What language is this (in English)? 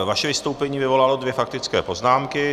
Czech